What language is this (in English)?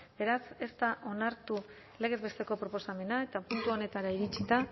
Basque